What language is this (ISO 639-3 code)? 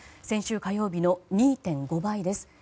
jpn